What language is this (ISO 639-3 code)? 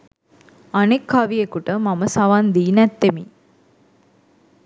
sin